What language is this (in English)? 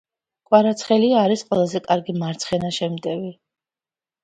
Georgian